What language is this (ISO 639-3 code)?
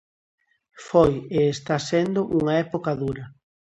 glg